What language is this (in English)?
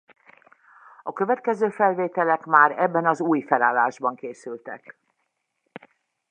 Hungarian